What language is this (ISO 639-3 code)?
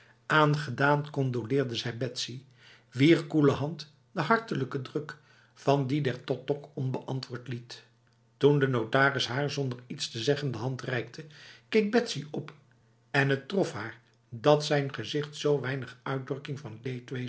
nld